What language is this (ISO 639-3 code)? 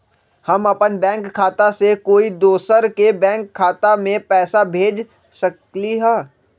mag